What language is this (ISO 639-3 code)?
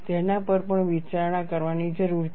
guj